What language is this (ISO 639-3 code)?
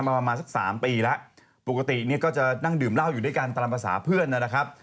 tha